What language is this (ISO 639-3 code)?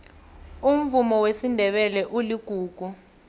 nbl